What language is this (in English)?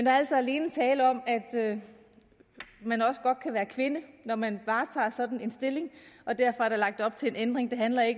Danish